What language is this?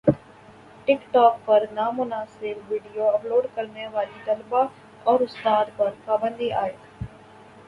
Urdu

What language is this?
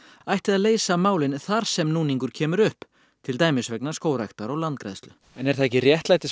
Icelandic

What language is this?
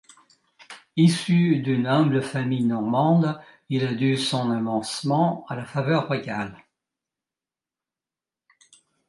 French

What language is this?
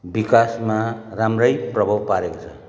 Nepali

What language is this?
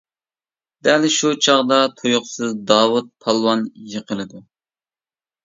Uyghur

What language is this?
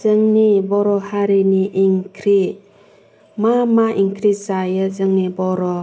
Bodo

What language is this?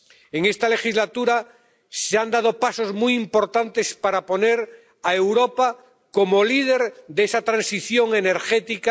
Spanish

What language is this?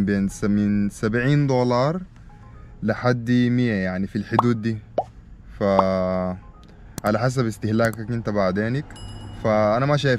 Arabic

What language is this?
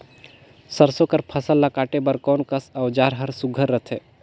Chhattisgarhi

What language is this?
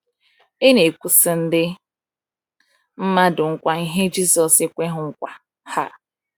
Igbo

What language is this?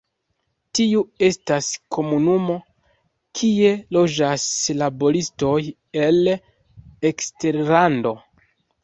Esperanto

